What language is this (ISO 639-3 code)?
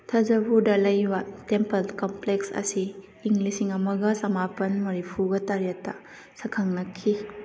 mni